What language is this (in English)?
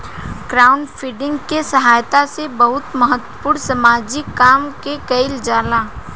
Bhojpuri